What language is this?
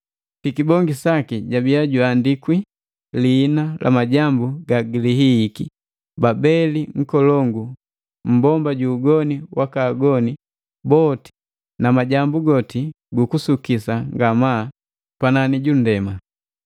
Matengo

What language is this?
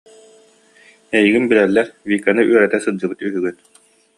Yakut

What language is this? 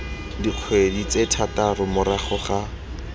Tswana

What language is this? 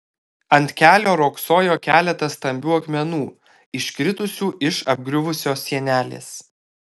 Lithuanian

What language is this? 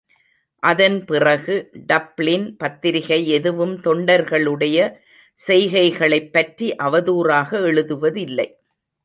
Tamil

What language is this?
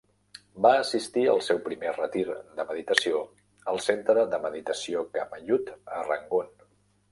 Catalan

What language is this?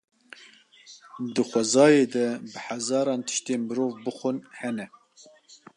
Kurdish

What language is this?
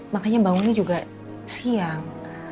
Indonesian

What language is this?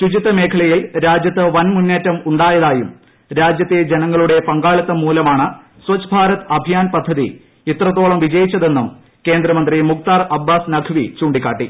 Malayalam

